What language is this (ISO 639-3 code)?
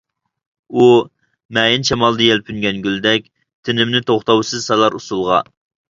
uig